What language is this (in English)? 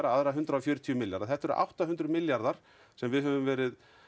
Icelandic